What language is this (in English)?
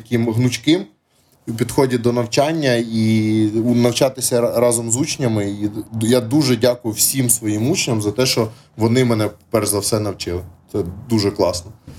Ukrainian